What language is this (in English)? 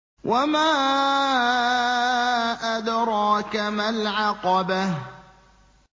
Arabic